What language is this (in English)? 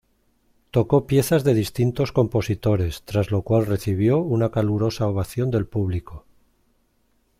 Spanish